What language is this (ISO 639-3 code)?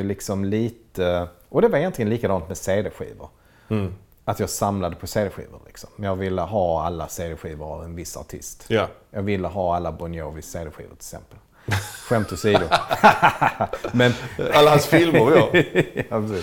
swe